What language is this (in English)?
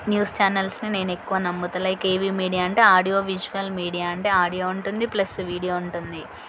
Telugu